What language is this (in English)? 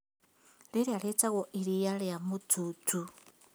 Kikuyu